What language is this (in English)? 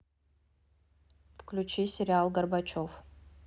Russian